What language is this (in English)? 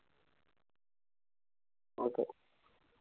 Malayalam